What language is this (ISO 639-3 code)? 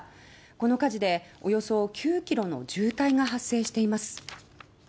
jpn